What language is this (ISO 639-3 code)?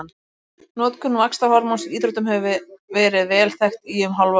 isl